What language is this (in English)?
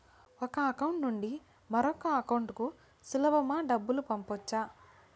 Telugu